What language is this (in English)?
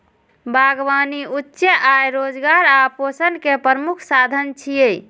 Maithili